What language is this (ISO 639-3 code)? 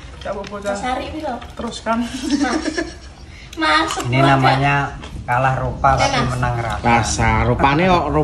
ind